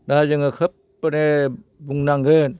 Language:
Bodo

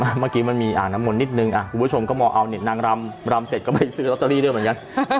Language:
Thai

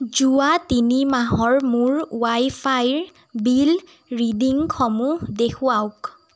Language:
Assamese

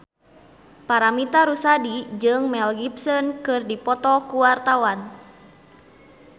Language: Sundanese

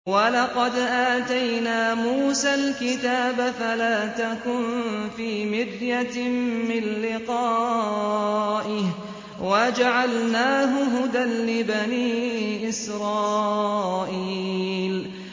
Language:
Arabic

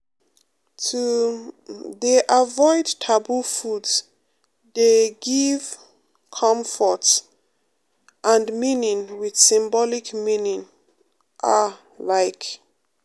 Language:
Nigerian Pidgin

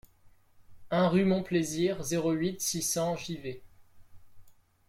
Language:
French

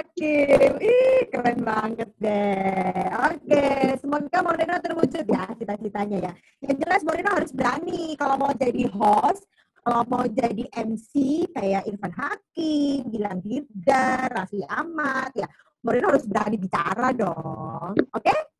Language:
Indonesian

